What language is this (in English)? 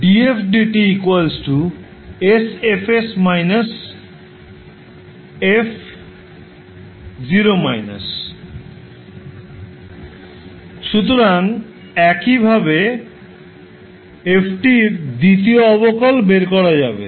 Bangla